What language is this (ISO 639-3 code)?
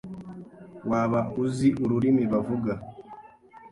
kin